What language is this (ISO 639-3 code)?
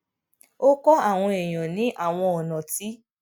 yor